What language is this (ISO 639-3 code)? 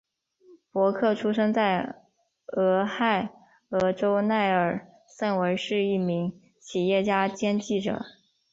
zho